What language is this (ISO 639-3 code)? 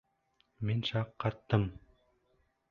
bak